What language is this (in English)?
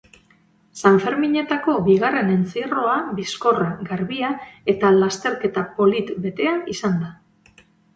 Basque